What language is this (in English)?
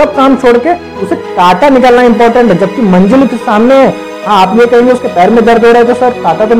Hindi